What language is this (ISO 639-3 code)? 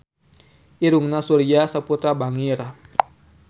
sun